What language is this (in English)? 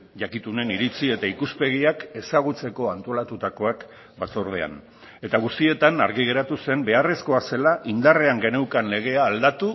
Basque